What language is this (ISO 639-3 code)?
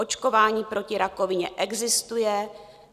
ces